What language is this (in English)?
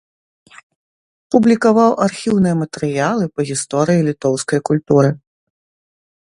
Belarusian